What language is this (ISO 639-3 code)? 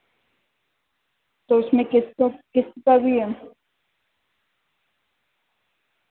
urd